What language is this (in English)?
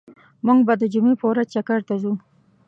Pashto